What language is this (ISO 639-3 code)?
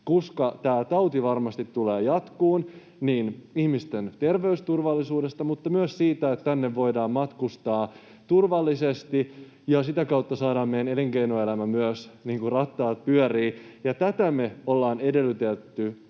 fin